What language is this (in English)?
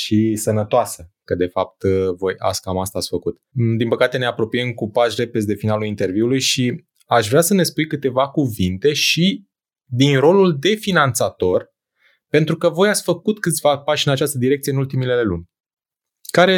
Romanian